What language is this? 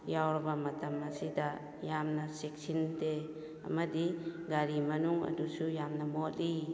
Manipuri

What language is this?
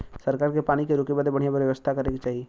Bhojpuri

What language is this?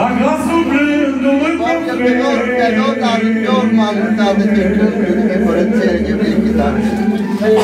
Romanian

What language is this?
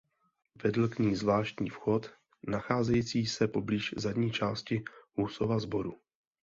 Czech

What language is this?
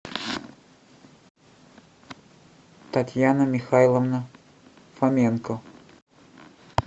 Russian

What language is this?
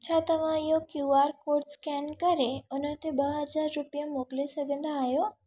Sindhi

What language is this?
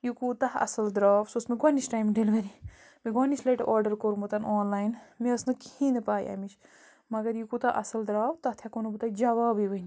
Kashmiri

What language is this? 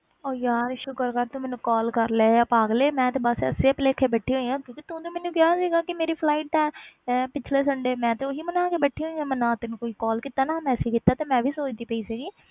Punjabi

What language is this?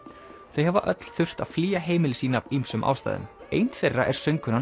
Icelandic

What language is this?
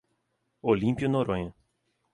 Portuguese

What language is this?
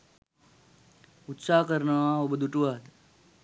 Sinhala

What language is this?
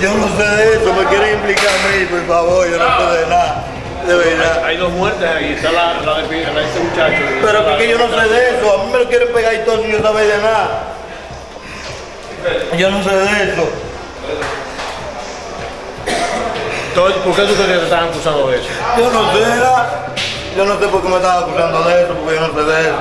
Spanish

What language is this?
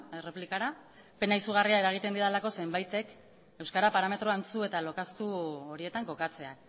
Basque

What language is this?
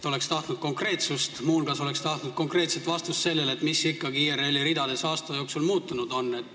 Estonian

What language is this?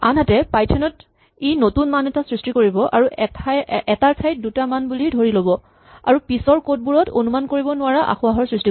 Assamese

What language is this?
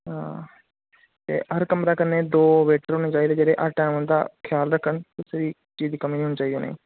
Dogri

